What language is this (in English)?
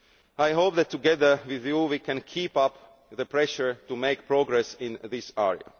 English